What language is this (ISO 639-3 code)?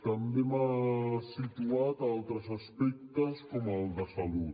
cat